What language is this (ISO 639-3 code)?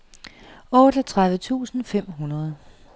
dan